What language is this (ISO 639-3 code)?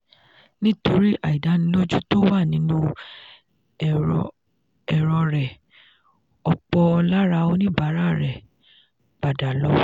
yor